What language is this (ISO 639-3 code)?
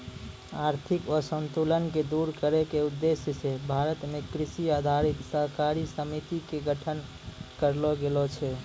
mai